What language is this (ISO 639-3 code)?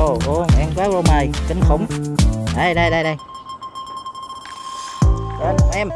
vie